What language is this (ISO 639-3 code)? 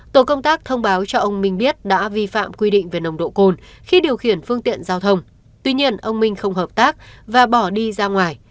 vie